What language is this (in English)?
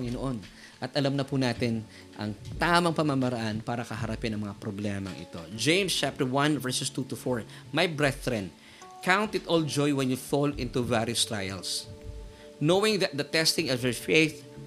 Filipino